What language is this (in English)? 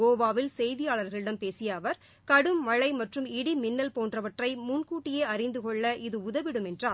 Tamil